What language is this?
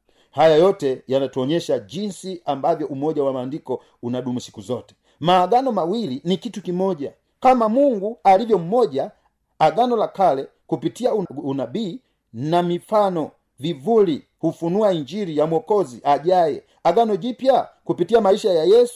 Swahili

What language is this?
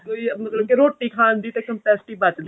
Punjabi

